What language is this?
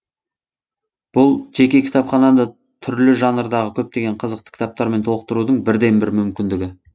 Kazakh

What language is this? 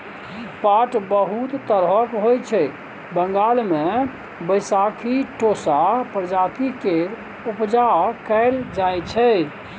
Maithili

